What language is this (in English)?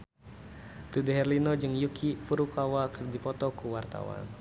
Sundanese